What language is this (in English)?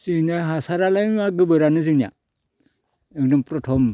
Bodo